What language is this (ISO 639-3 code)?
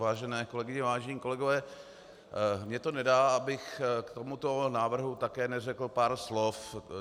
ces